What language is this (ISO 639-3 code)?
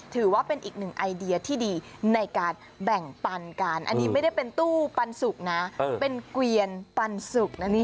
tha